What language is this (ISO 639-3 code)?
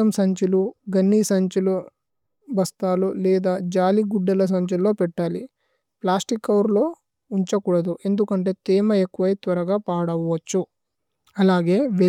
tcy